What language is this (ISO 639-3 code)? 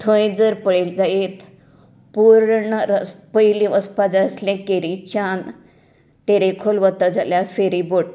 kok